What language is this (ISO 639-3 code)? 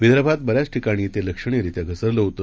mar